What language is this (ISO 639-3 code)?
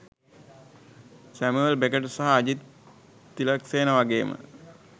sin